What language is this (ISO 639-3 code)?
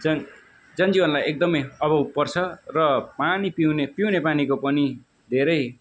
nep